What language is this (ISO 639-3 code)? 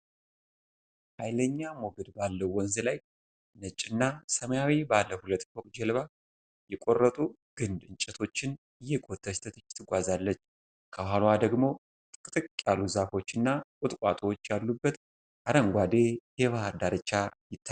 amh